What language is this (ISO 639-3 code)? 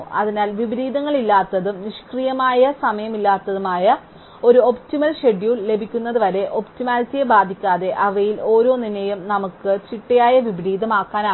mal